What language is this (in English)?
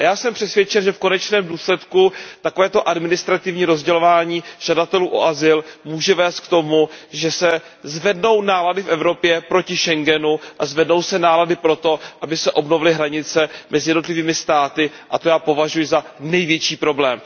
Czech